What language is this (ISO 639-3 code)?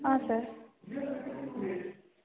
kan